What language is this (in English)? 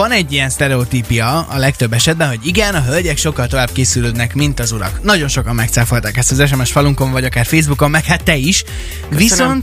Hungarian